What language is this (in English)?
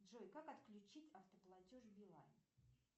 Russian